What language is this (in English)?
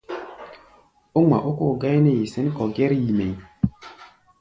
Gbaya